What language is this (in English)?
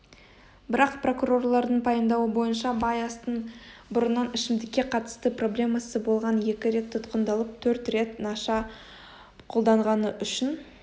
Kazakh